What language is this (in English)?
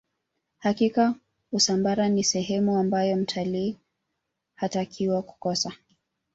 Swahili